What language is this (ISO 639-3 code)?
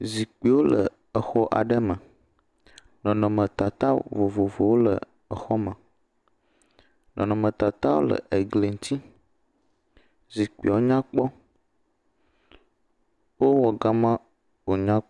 ewe